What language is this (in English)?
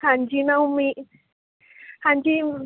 Punjabi